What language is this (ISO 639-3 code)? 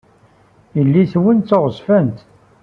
kab